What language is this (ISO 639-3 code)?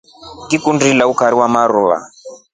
rof